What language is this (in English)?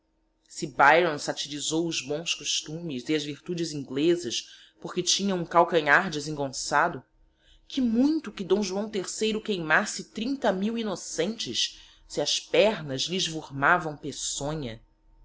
Portuguese